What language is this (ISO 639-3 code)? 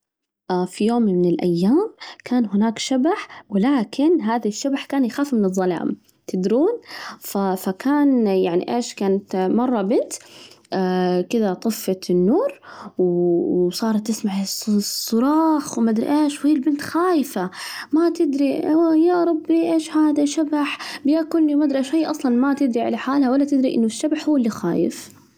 ars